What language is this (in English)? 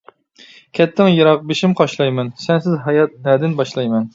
Uyghur